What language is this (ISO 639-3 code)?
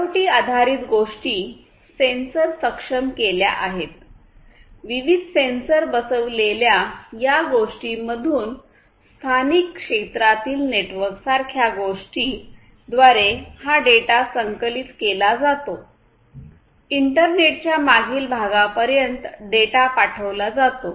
mar